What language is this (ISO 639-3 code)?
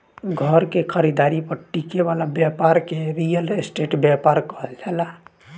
bho